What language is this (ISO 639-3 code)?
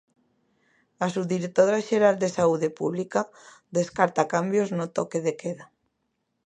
glg